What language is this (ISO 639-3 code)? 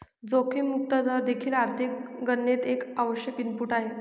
mar